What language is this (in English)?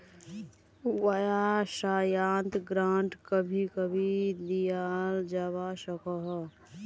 Magahi